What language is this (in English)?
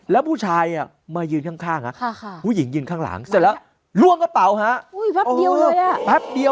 Thai